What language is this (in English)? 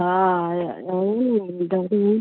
Maithili